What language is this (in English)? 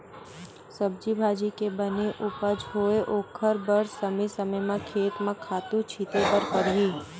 Chhattisgarhi